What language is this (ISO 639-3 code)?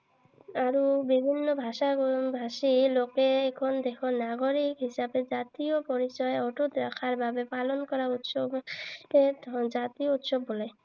asm